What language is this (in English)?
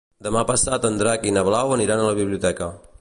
Catalan